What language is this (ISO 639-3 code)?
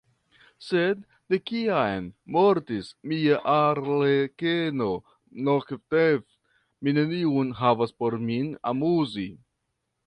epo